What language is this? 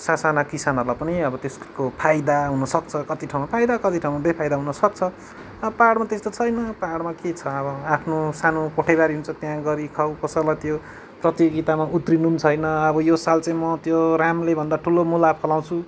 Nepali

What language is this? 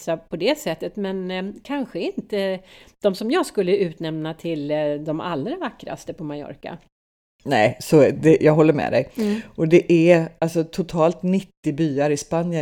Swedish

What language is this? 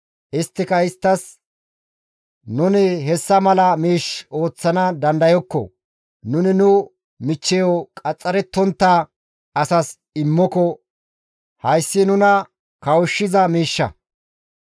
Gamo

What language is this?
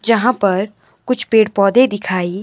Hindi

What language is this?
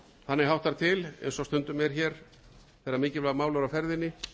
Icelandic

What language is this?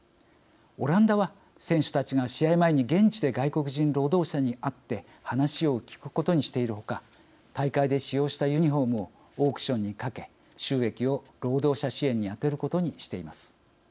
Japanese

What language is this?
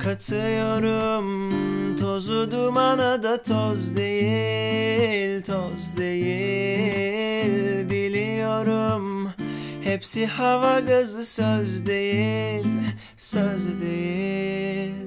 Turkish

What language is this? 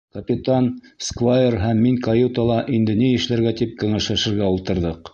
Bashkir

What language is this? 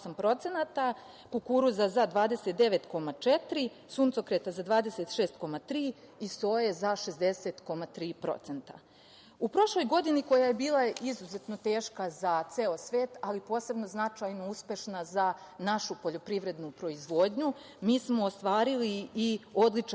Serbian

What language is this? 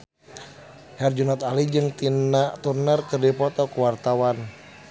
Sundanese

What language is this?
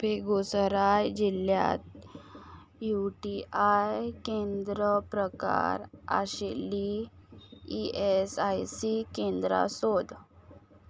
Konkani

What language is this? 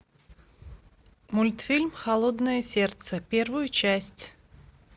Russian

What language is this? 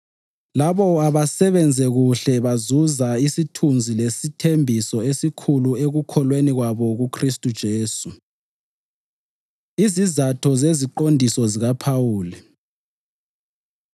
North Ndebele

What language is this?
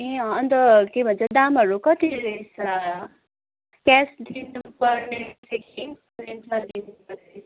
Nepali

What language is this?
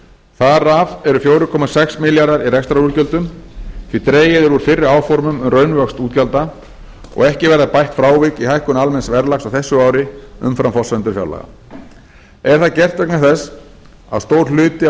Icelandic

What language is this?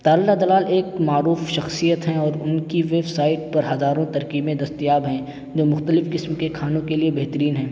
Urdu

